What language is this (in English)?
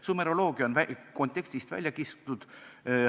Estonian